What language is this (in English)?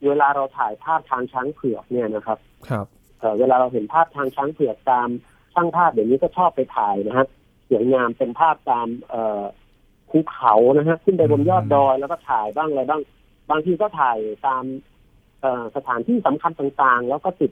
Thai